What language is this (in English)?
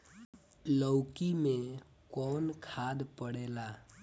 Bhojpuri